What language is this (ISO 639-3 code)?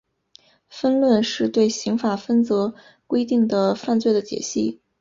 zho